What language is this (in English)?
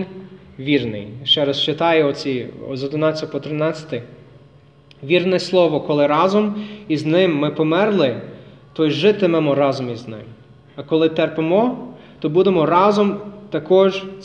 Ukrainian